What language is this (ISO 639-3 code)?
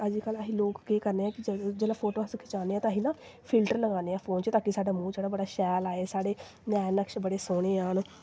doi